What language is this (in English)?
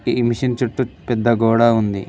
Telugu